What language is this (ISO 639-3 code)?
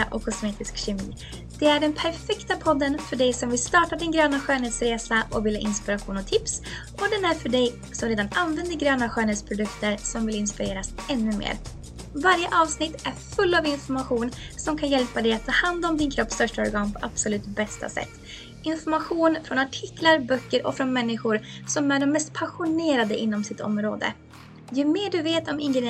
swe